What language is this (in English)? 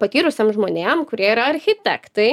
Lithuanian